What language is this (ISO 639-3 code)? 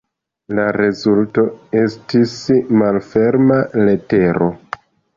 epo